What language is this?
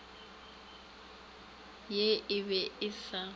Northern Sotho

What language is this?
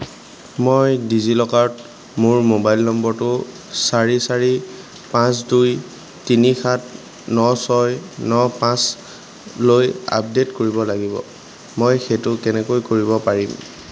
Assamese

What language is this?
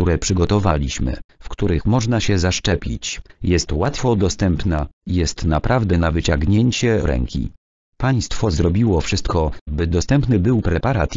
Polish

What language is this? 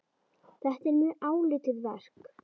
Icelandic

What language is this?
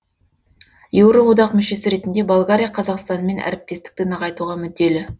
Kazakh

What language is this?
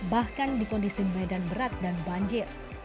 Indonesian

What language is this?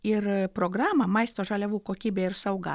Lithuanian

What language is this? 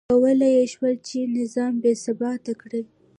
Pashto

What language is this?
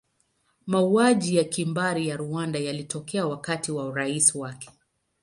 Swahili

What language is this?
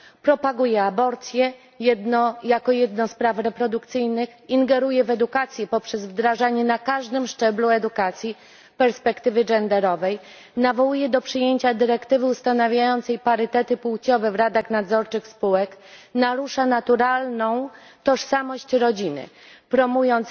Polish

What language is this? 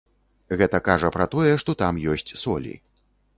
Belarusian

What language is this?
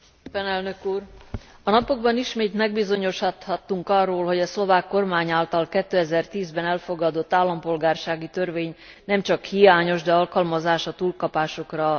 Hungarian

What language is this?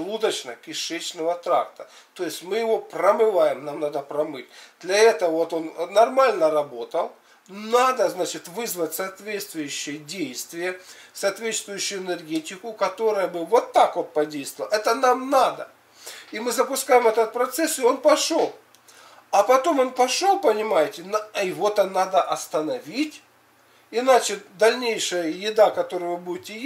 Russian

